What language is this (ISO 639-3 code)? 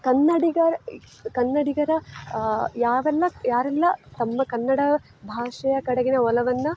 kan